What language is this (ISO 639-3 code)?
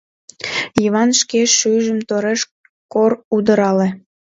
chm